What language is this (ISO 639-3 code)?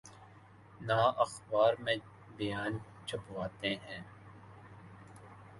urd